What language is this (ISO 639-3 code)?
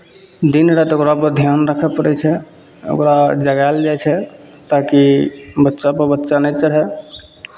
mai